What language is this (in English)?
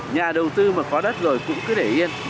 Vietnamese